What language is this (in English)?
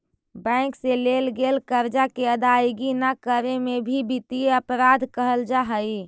Magahi